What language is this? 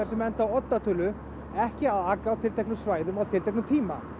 Icelandic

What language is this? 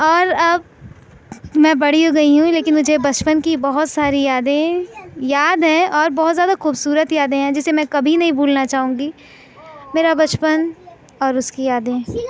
Urdu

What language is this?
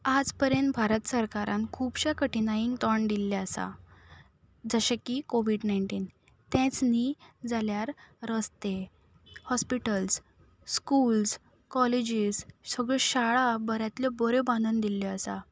Konkani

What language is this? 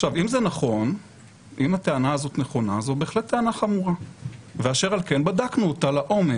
Hebrew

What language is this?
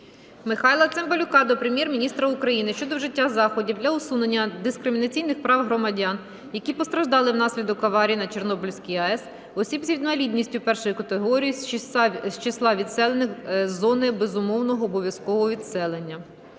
Ukrainian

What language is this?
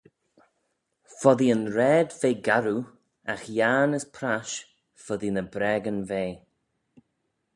Manx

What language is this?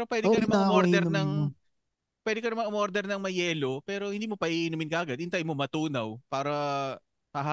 Filipino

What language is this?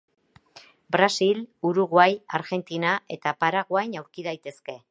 Basque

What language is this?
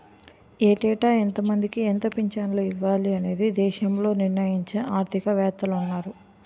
Telugu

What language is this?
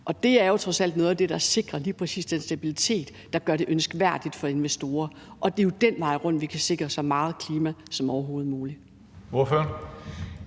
Danish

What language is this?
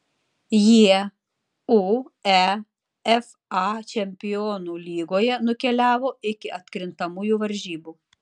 Lithuanian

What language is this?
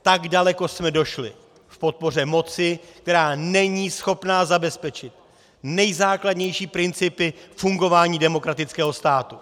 Czech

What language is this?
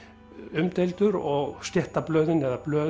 Icelandic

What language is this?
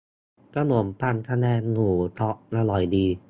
Thai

